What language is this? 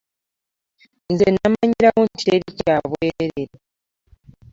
Ganda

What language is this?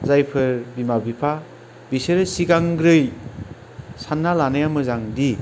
Bodo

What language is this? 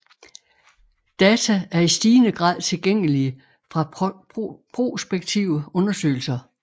Danish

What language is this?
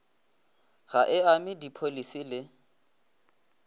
Northern Sotho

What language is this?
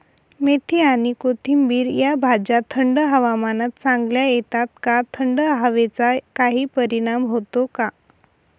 Marathi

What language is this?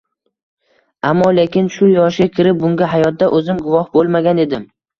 Uzbek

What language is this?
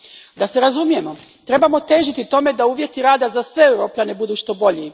Croatian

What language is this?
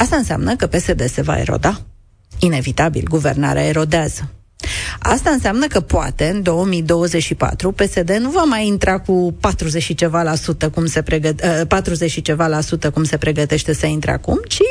Romanian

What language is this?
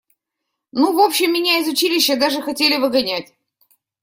Russian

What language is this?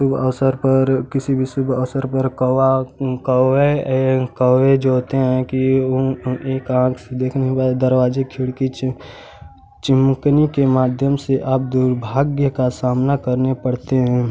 Hindi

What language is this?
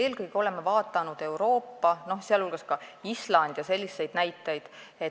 Estonian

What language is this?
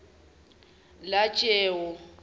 Zulu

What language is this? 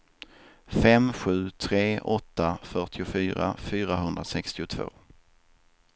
Swedish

